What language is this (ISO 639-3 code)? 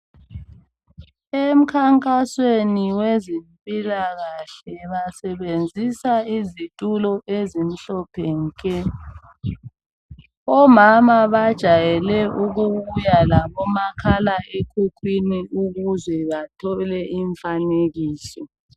nde